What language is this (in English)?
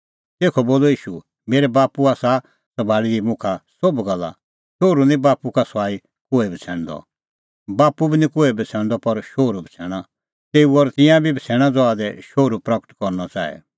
Kullu Pahari